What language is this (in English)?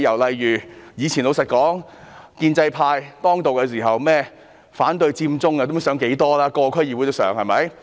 Cantonese